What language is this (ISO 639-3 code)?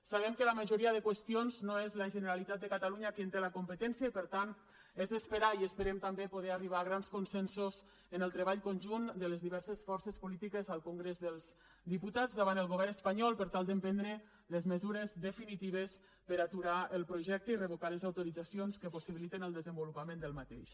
cat